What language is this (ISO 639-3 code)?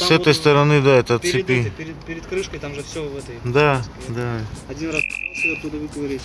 rus